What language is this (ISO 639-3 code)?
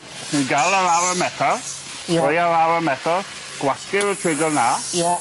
cym